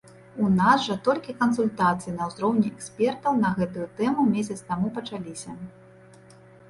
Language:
Belarusian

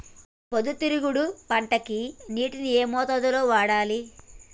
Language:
Telugu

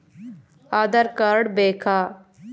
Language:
Kannada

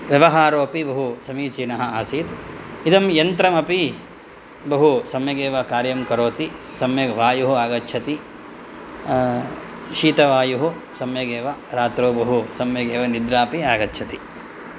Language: Sanskrit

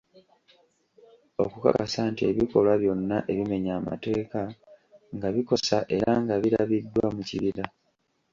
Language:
Ganda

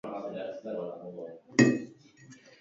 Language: Basque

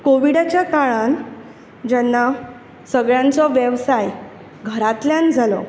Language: Konkani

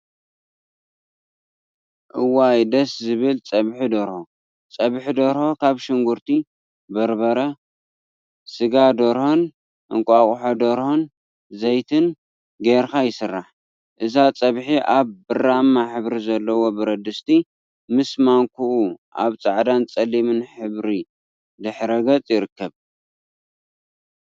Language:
Tigrinya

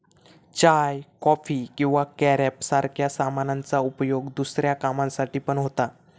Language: Marathi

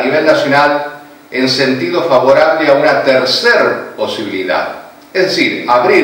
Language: Spanish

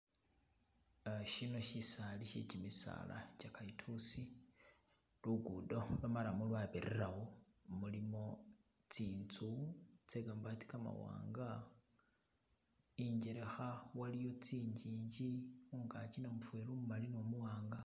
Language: Masaaba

